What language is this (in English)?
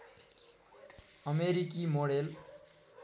Nepali